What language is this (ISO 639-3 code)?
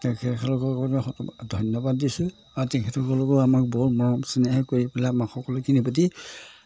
asm